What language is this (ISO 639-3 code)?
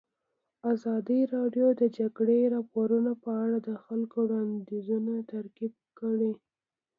pus